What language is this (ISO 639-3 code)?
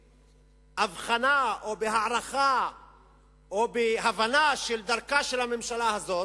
heb